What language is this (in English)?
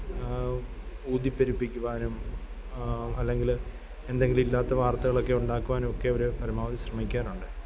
Malayalam